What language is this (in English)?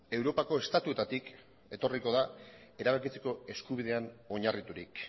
Basque